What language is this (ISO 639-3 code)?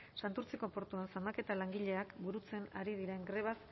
eus